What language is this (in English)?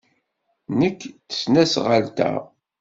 Kabyle